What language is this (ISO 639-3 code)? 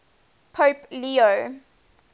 eng